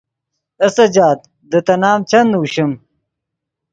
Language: Yidgha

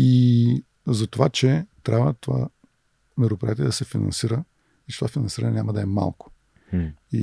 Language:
Bulgarian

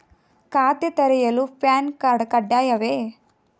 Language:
Kannada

